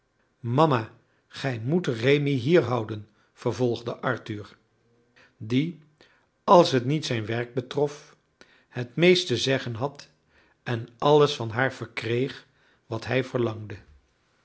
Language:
Dutch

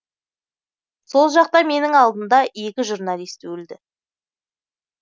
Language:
Kazakh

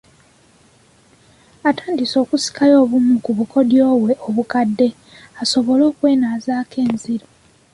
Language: Ganda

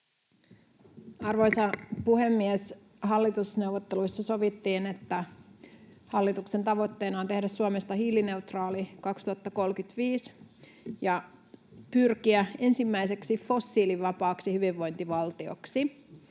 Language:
Finnish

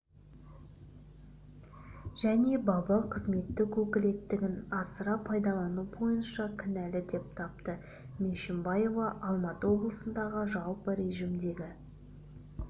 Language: Kazakh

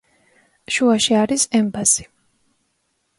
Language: Georgian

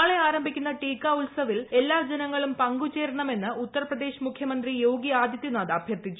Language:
Malayalam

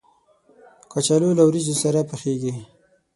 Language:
Pashto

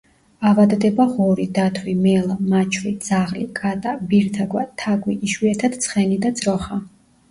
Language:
Georgian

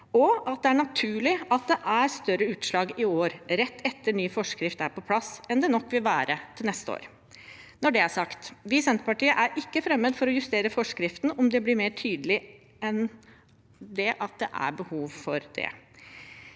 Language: Norwegian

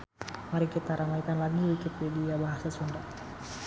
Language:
Sundanese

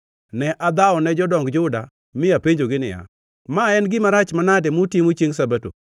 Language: Luo (Kenya and Tanzania)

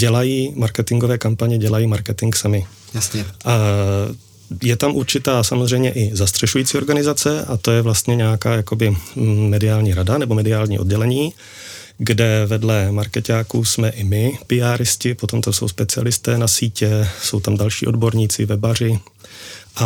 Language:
Czech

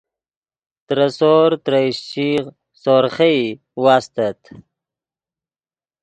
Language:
Yidgha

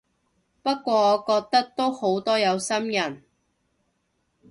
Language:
Cantonese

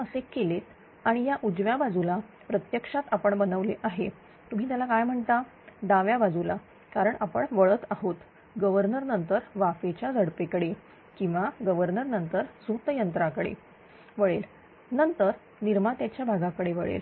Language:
Marathi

